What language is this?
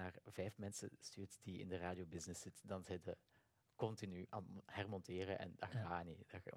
Dutch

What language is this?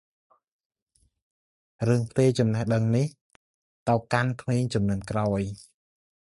Khmer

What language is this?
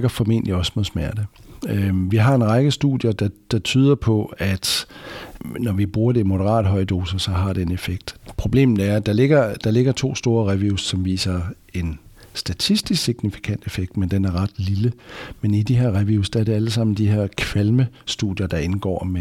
Danish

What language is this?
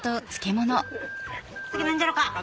Japanese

